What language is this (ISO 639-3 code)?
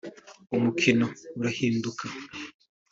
kin